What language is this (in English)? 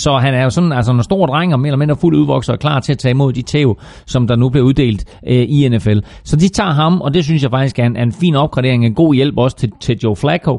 Danish